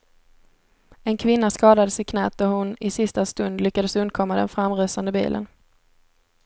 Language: Swedish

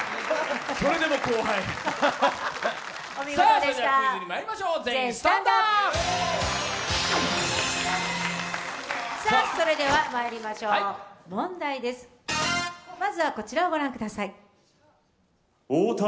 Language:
Japanese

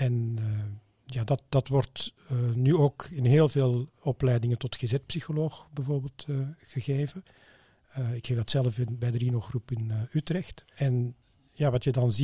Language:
Dutch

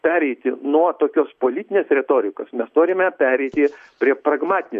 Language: Lithuanian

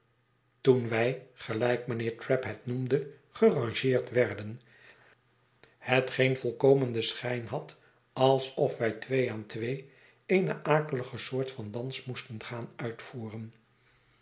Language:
Dutch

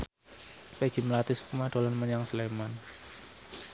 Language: Javanese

